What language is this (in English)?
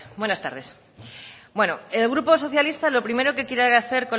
Spanish